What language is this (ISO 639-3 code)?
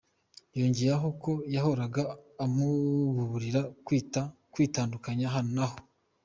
kin